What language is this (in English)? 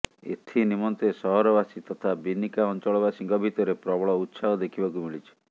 Odia